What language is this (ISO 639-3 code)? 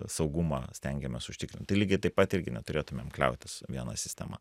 lit